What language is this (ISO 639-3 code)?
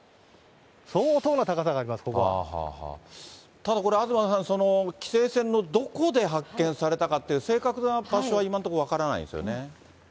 jpn